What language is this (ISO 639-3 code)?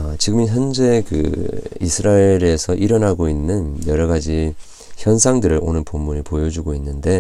kor